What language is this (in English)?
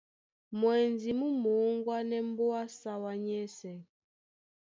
Duala